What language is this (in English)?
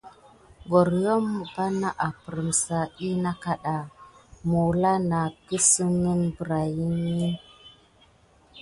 Gidar